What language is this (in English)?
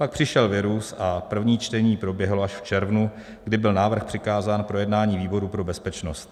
Czech